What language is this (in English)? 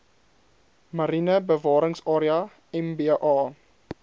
Afrikaans